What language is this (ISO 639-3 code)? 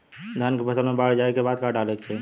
bho